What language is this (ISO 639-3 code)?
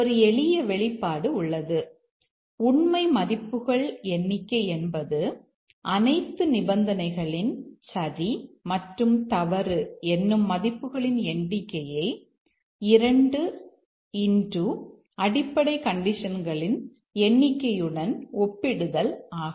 tam